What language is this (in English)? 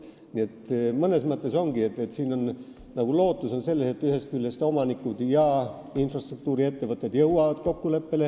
Estonian